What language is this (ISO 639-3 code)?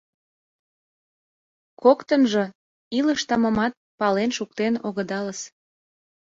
chm